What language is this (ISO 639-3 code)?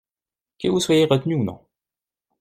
fra